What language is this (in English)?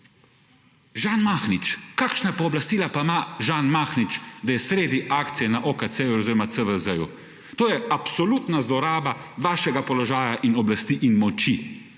Slovenian